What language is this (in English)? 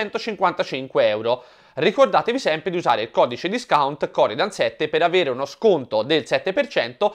Italian